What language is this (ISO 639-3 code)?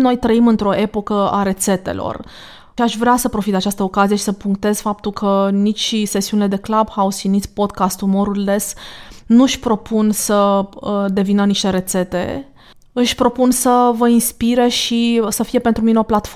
ron